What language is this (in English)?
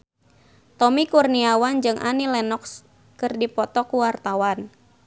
Sundanese